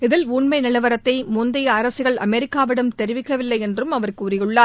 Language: Tamil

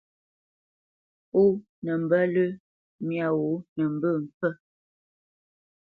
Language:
Bamenyam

